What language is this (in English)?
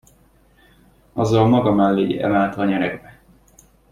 Hungarian